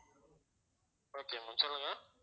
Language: Tamil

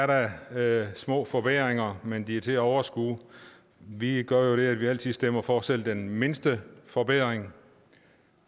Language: Danish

